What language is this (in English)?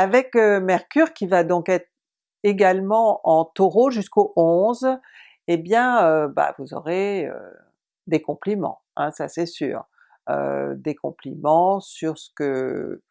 French